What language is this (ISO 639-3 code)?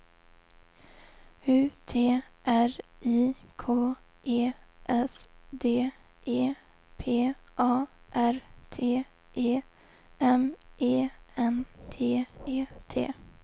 swe